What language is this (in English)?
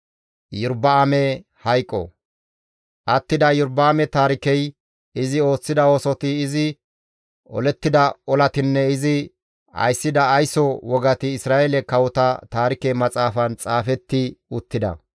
Gamo